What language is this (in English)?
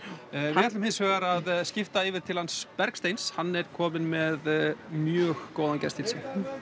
Icelandic